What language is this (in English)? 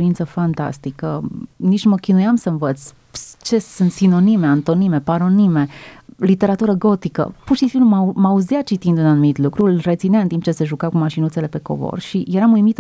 Romanian